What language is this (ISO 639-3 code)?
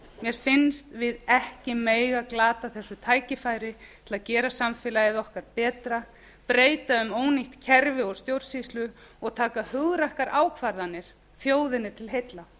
isl